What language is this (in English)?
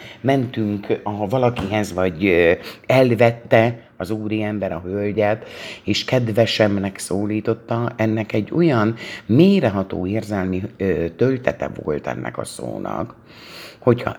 Hungarian